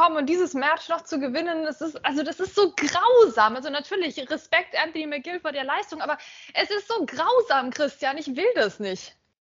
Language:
German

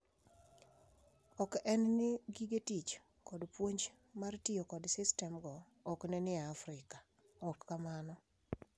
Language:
Luo (Kenya and Tanzania)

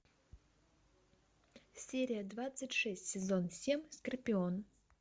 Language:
Russian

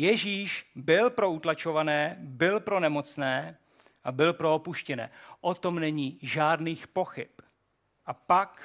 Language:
Czech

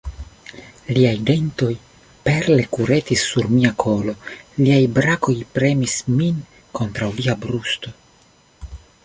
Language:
Esperanto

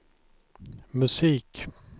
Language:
Swedish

